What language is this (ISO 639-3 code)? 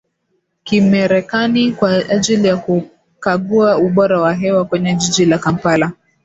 swa